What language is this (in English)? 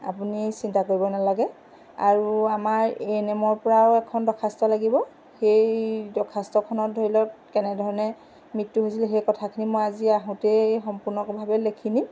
Assamese